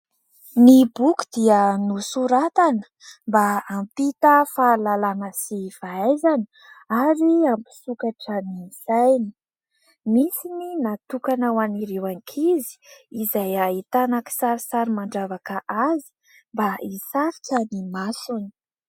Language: Malagasy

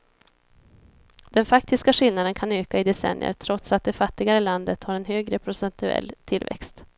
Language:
Swedish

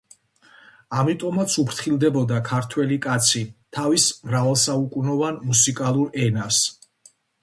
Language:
Georgian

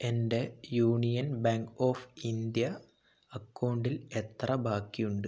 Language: Malayalam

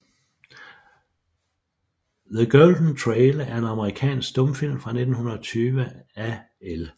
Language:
Danish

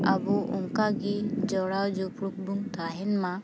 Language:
Santali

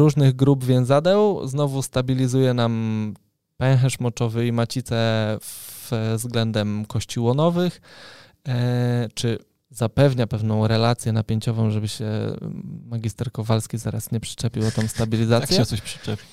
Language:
Polish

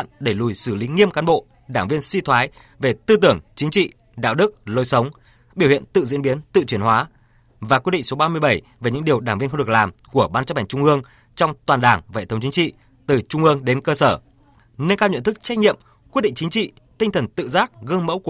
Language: Vietnamese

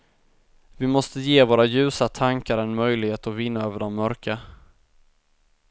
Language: Swedish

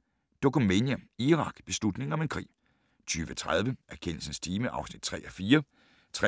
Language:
Danish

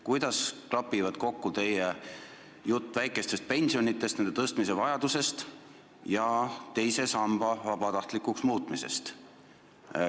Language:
Estonian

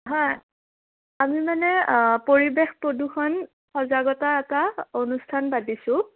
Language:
Assamese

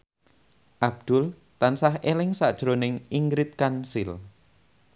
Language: Javanese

